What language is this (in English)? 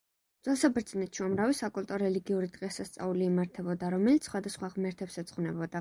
Georgian